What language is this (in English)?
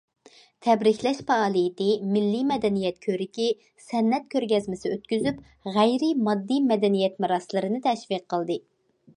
Uyghur